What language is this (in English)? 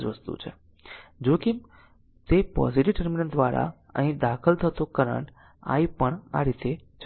Gujarati